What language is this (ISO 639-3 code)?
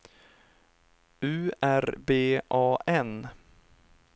swe